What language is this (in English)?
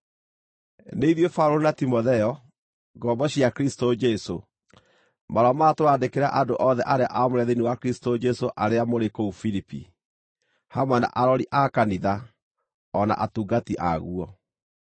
Kikuyu